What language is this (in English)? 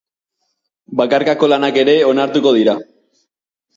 Basque